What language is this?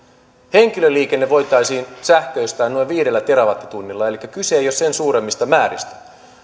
Finnish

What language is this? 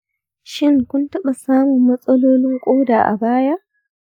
Hausa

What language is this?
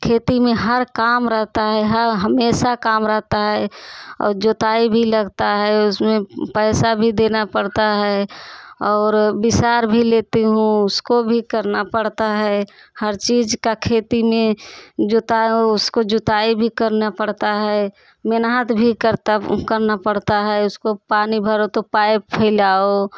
Hindi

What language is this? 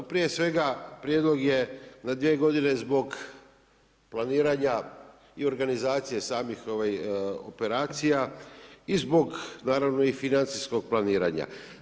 Croatian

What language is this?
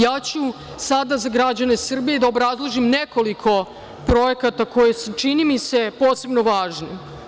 Serbian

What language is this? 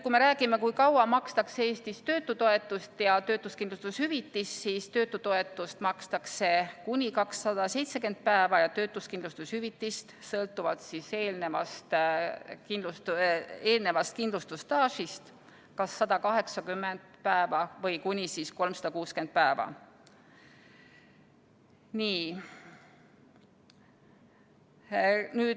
Estonian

